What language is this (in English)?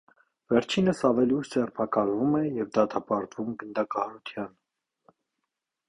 Armenian